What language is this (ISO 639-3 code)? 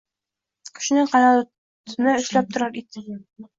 uzb